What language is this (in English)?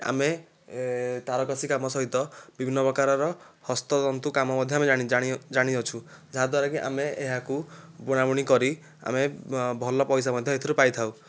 Odia